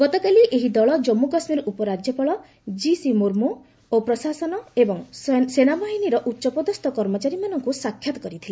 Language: Odia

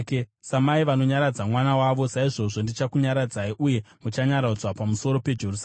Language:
Shona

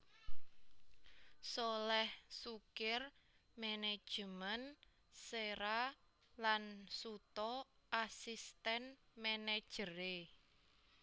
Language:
Javanese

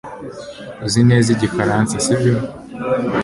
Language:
Kinyarwanda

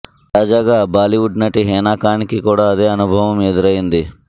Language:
Telugu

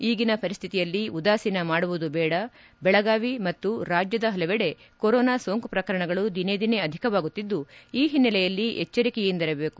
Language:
Kannada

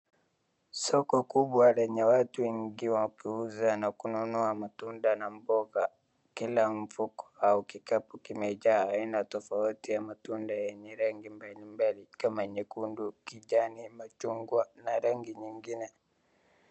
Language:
Swahili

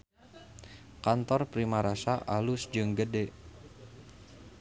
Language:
Sundanese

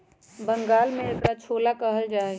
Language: Magahi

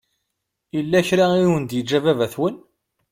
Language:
Kabyle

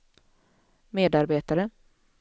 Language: Swedish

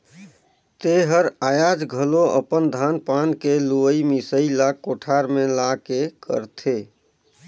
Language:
Chhattisgarhi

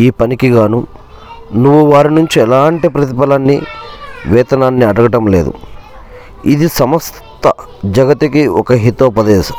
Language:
Telugu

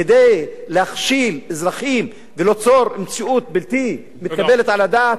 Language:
Hebrew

